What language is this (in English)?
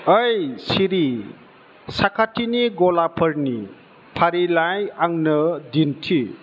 Bodo